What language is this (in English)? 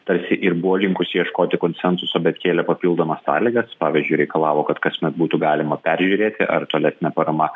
Lithuanian